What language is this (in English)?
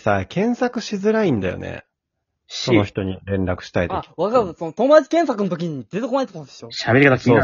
Japanese